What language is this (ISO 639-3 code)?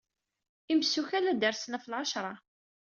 kab